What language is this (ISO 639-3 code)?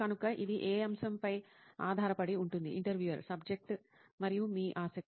tel